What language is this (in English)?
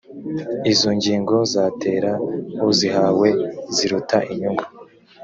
Kinyarwanda